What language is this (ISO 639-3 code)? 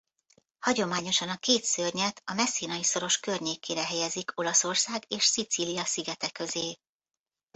hun